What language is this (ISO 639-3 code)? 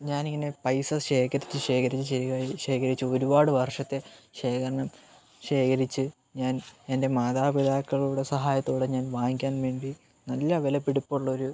mal